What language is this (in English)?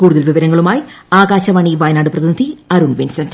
Malayalam